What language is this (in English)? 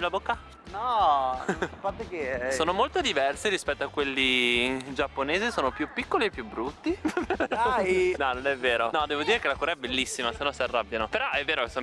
Italian